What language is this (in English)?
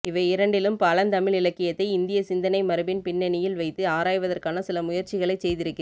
Tamil